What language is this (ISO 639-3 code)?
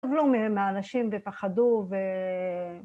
heb